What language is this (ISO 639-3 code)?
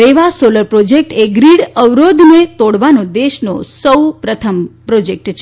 guj